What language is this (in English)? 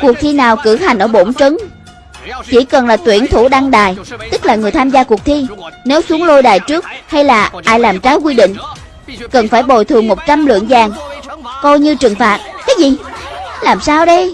Vietnamese